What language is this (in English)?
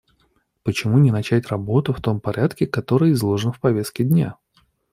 Russian